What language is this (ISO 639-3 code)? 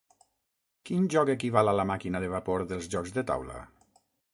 cat